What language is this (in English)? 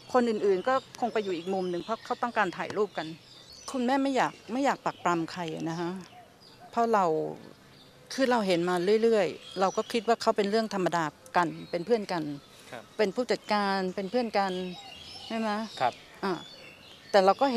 Thai